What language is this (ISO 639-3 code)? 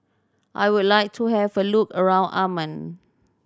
eng